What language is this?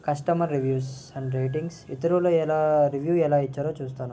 Telugu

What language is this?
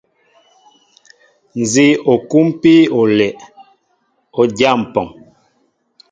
Mbo (Cameroon)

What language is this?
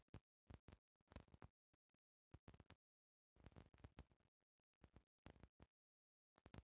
Bhojpuri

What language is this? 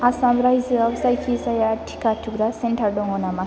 Bodo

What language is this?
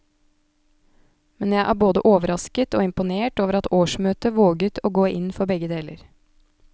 Norwegian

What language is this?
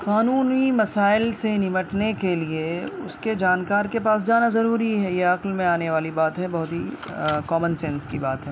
Urdu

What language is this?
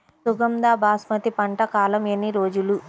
Telugu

